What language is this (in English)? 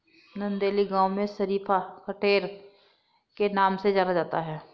Hindi